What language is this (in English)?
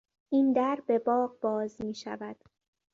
Persian